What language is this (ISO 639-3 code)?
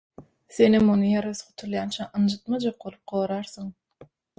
tuk